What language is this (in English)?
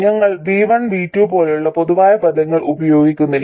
Malayalam